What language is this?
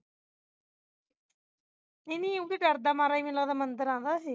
Punjabi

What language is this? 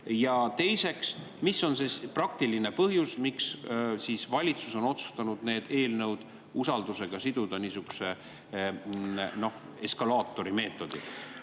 Estonian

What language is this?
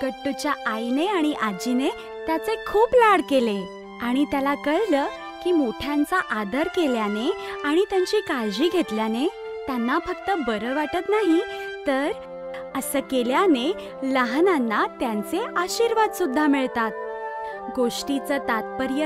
Hindi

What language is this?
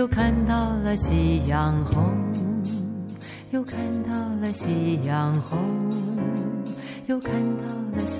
Chinese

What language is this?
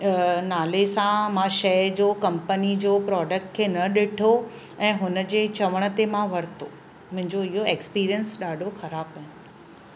Sindhi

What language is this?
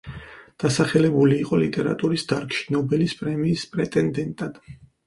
Georgian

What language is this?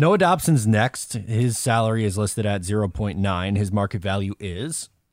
English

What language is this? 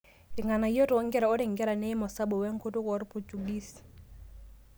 Masai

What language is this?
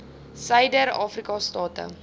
Afrikaans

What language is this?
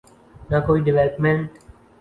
Urdu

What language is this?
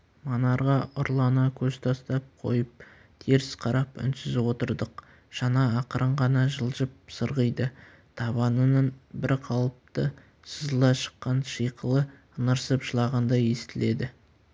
Kazakh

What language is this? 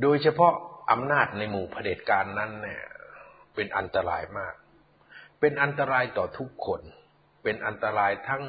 Thai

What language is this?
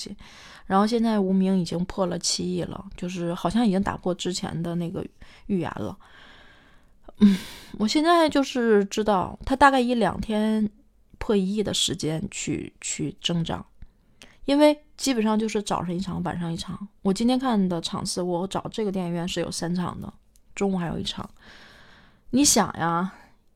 Chinese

